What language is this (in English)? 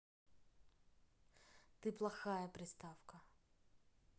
Russian